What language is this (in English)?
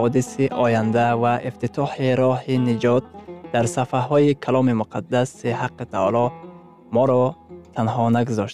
Persian